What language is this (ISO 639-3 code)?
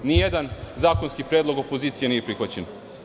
srp